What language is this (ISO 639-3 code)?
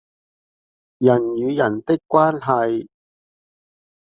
zho